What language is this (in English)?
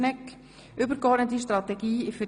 Swiss German